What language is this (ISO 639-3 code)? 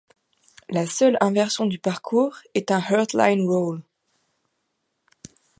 fra